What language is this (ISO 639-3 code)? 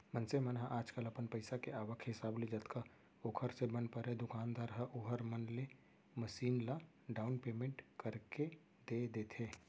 hne